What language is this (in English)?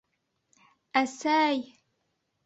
Bashkir